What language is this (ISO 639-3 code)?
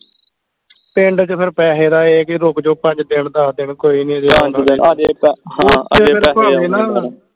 pan